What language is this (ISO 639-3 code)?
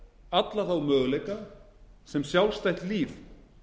isl